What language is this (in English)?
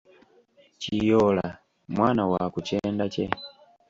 Ganda